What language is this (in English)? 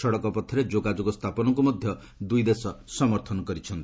Odia